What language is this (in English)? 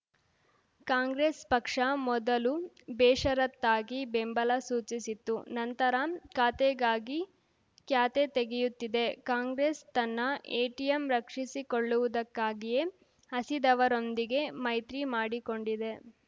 Kannada